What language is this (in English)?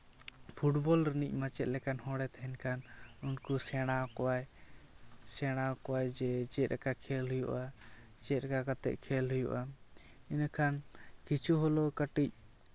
Santali